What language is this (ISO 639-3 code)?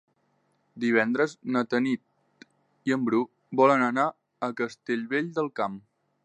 cat